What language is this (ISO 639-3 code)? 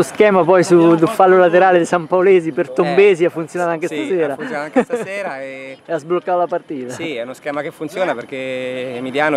ita